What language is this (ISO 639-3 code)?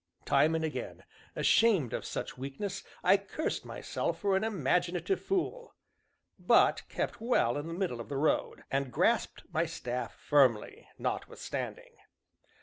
eng